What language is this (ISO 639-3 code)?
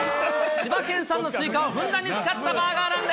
jpn